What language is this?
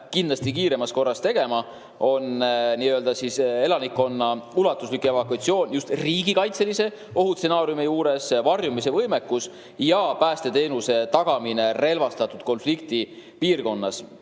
Estonian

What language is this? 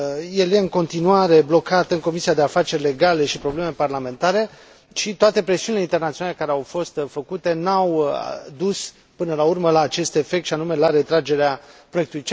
Romanian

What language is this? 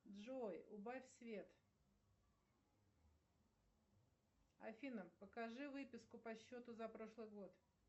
Russian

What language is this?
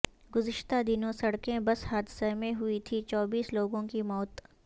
Urdu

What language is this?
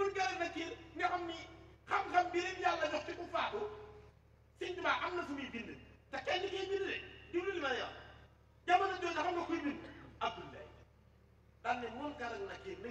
French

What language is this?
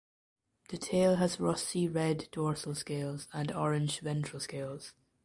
English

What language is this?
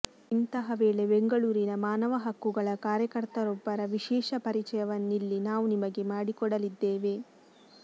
Kannada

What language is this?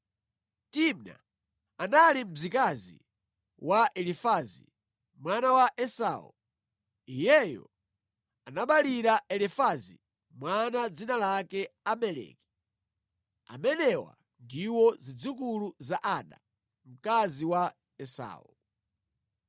Nyanja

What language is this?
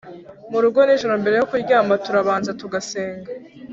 Kinyarwanda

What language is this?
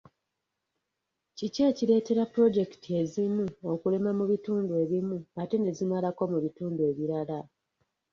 Ganda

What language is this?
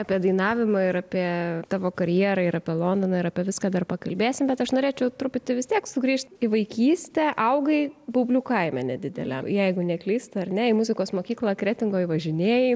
Lithuanian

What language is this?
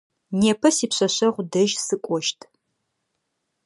Adyghe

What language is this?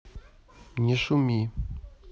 Russian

